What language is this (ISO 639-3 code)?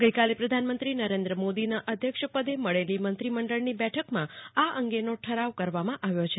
guj